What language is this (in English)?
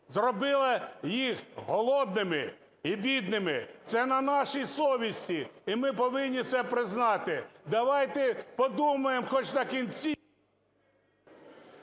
Ukrainian